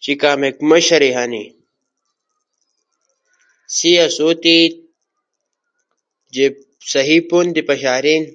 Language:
Ushojo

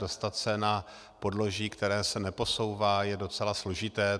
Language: Czech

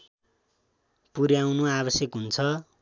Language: Nepali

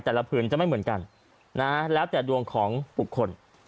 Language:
Thai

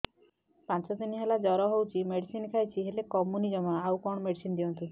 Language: Odia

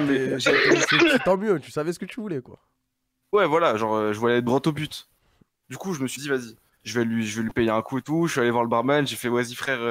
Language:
French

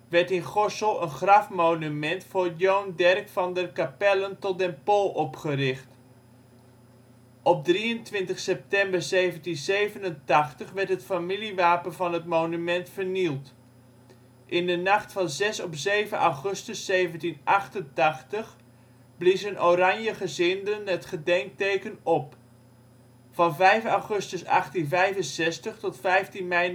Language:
Dutch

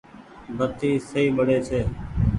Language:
Goaria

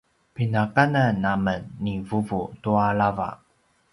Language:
Paiwan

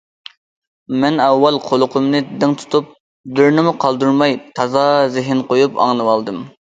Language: Uyghur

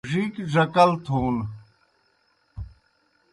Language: Kohistani Shina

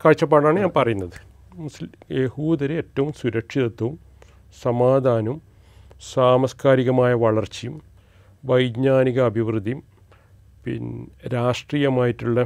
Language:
Malayalam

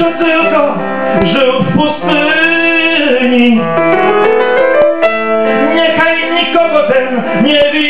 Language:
Korean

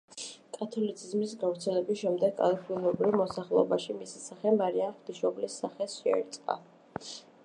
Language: Georgian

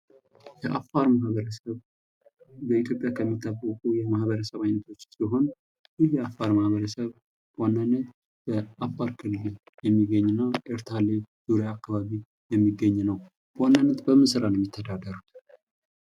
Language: Amharic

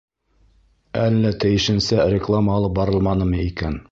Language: Bashkir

